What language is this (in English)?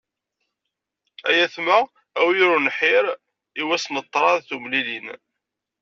Kabyle